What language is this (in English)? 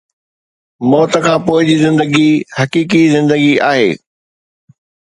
Sindhi